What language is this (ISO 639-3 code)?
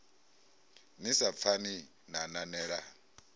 ven